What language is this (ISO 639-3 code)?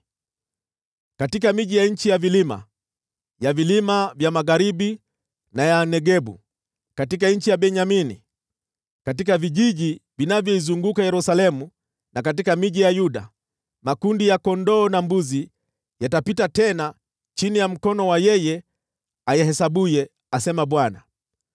swa